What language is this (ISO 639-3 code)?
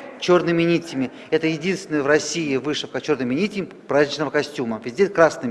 rus